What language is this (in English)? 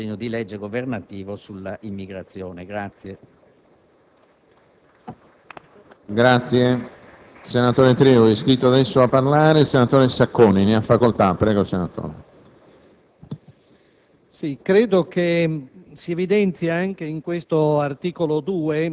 Italian